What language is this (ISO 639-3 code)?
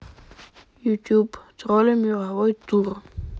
rus